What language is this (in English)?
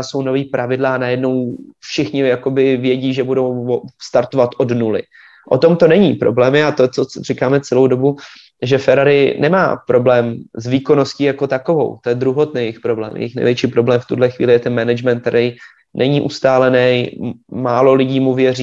Czech